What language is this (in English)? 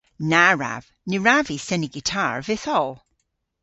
Cornish